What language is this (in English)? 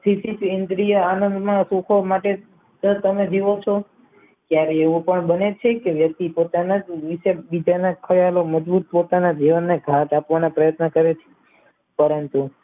Gujarati